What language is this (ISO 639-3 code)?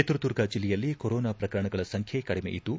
kan